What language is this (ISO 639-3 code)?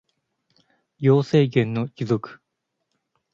jpn